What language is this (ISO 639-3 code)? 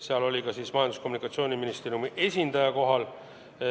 est